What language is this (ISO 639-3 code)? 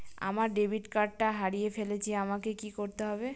ben